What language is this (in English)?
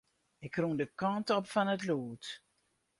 Western Frisian